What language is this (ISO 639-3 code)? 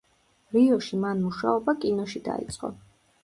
kat